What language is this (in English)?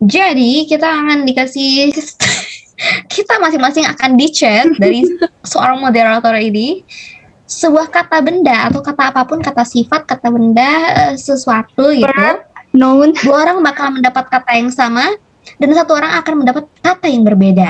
Indonesian